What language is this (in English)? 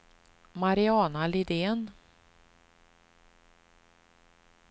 Swedish